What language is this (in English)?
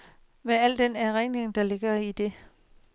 Danish